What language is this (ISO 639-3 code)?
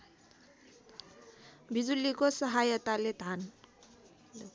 nep